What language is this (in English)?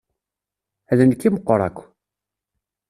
Kabyle